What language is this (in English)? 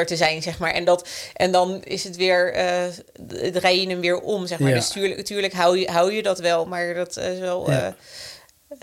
Dutch